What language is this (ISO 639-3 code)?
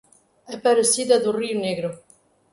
por